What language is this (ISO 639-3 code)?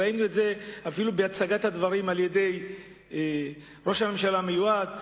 heb